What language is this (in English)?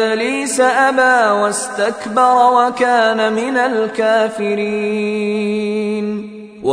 Arabic